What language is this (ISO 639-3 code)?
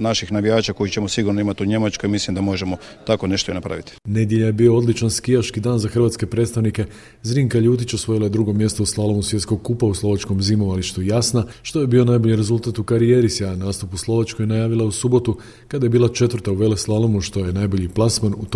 hrv